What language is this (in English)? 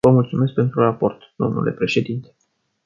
Romanian